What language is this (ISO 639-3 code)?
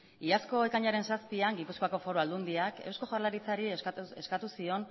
eus